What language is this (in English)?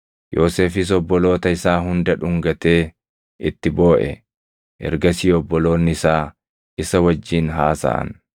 Oromo